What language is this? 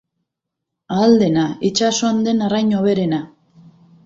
Basque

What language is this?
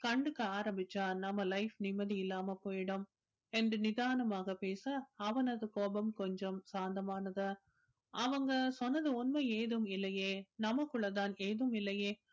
Tamil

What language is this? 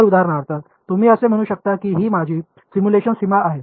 Marathi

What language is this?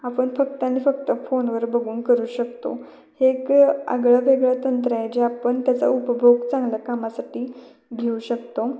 Marathi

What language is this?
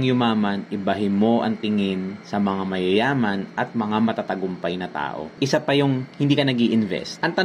Filipino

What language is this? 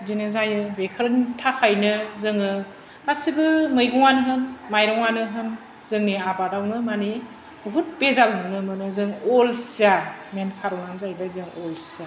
Bodo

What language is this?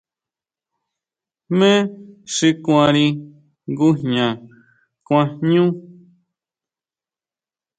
Huautla Mazatec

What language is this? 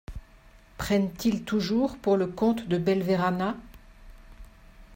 French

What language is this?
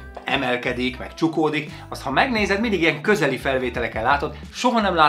Hungarian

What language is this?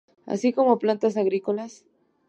Spanish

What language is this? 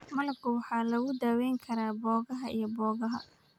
Somali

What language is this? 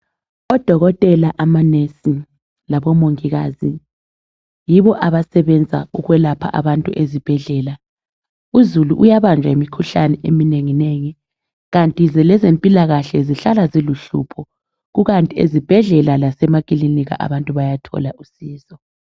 North Ndebele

